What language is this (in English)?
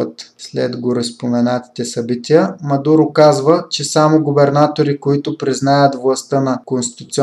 Bulgarian